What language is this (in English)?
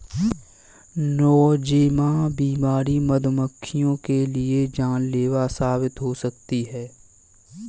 Hindi